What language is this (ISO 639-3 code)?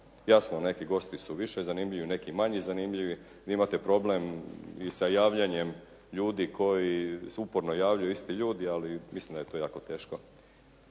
hrv